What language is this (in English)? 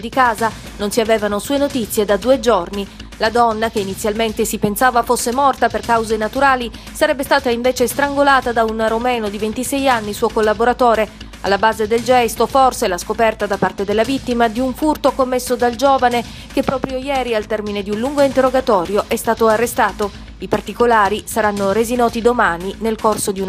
Italian